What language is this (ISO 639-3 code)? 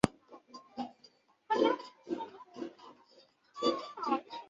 zho